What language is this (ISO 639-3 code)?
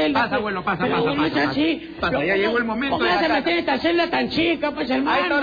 spa